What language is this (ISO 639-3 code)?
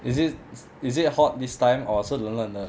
eng